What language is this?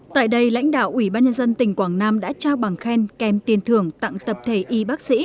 Vietnamese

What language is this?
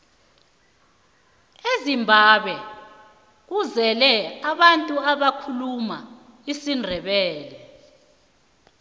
South Ndebele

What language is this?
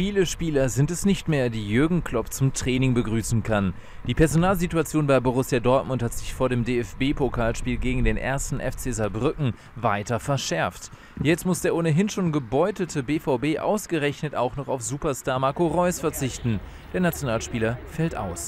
German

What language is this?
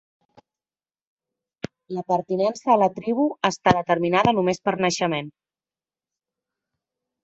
Catalan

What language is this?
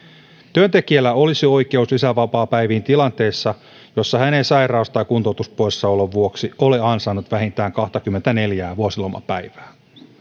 Finnish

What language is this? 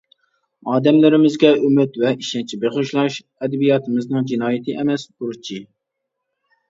Uyghur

